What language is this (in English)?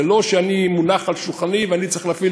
Hebrew